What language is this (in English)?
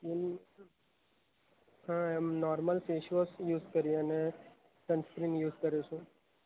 Gujarati